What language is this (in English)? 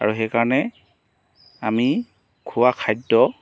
Assamese